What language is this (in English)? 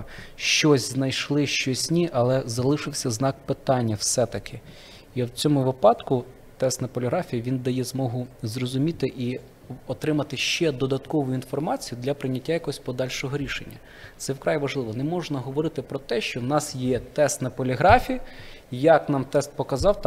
Ukrainian